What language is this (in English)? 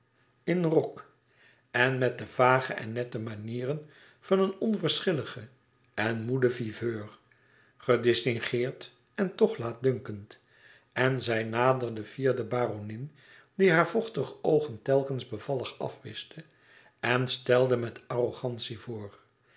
Dutch